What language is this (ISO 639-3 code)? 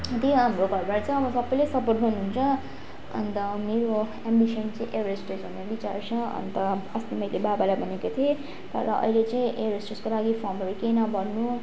nep